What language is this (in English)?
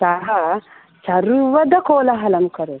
Sanskrit